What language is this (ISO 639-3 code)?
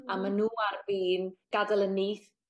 cym